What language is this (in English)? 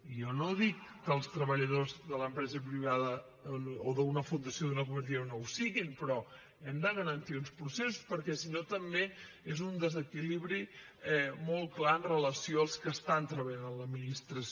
Catalan